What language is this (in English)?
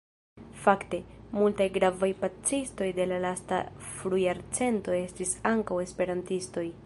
Esperanto